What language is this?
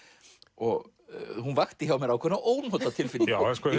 Icelandic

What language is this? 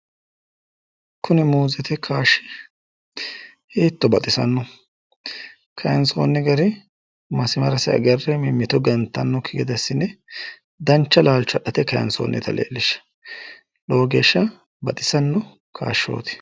Sidamo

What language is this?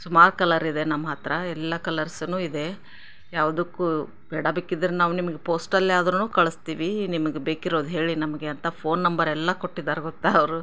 Kannada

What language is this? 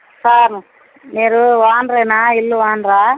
Telugu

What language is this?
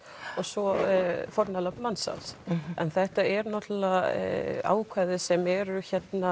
Icelandic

